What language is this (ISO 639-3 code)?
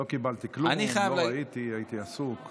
heb